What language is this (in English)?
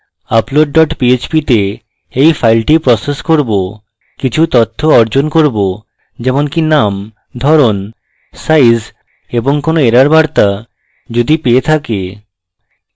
Bangla